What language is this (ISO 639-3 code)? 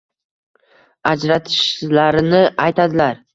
uzb